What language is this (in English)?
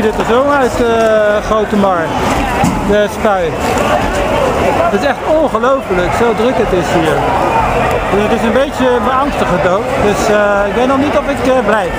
Dutch